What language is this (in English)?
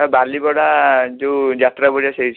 Odia